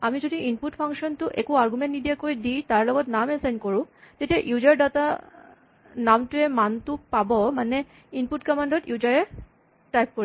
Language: Assamese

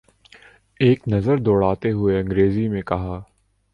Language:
Urdu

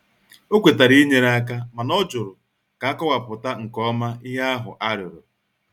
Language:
Igbo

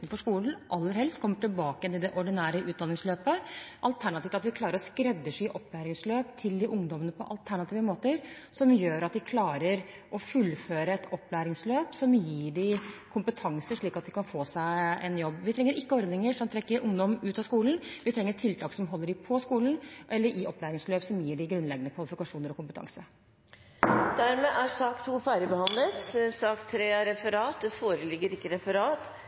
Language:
Norwegian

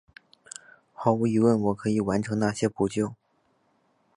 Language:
Chinese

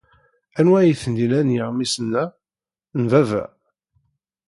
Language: Kabyle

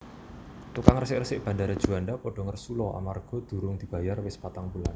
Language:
Javanese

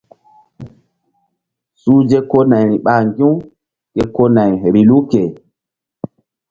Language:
Mbum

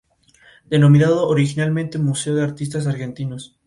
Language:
Spanish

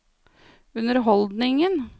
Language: Norwegian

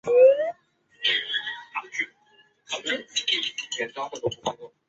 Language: Chinese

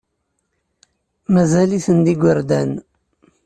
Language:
Kabyle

